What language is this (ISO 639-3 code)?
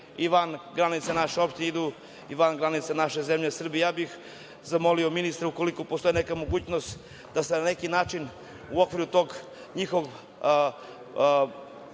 srp